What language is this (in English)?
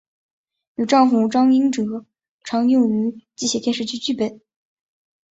Chinese